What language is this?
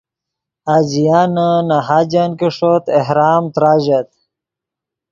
Yidgha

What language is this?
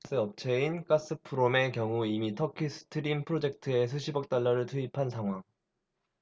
Korean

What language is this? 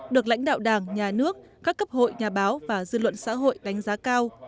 Vietnamese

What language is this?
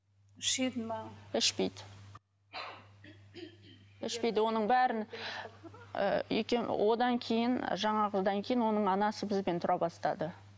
Kazakh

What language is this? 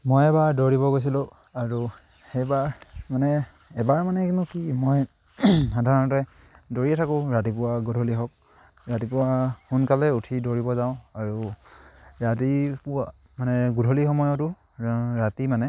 Assamese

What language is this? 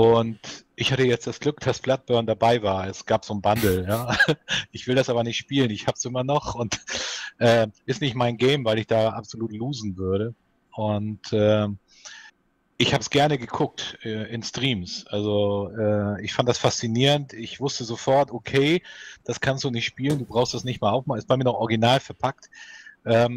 German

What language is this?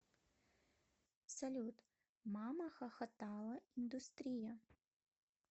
Russian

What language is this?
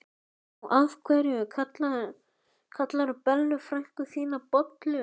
Icelandic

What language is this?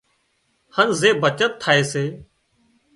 Wadiyara Koli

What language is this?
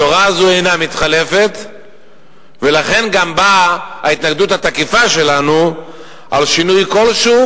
Hebrew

